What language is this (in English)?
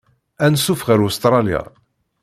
Kabyle